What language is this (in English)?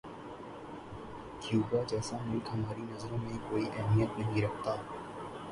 Urdu